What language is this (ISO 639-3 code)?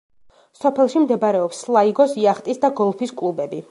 kat